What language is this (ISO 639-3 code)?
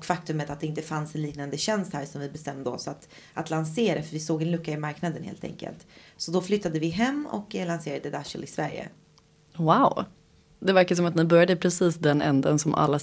swe